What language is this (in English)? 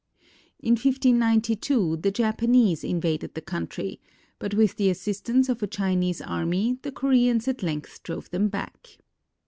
English